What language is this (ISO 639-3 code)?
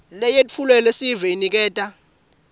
ssw